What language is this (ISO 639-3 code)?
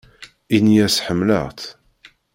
kab